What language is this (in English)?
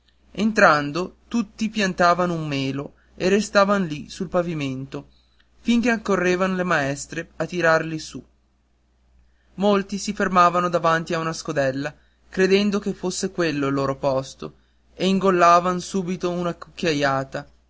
Italian